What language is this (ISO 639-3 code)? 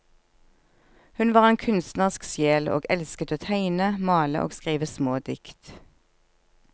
nor